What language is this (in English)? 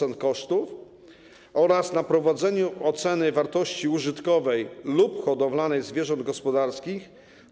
Polish